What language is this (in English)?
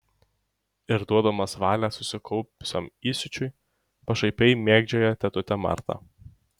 Lithuanian